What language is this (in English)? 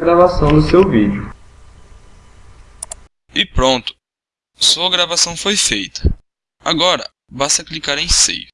Portuguese